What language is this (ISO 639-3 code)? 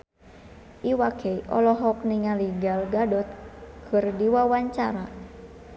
sun